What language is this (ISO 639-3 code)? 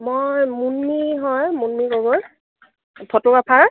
asm